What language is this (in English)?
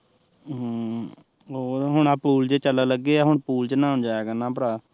Punjabi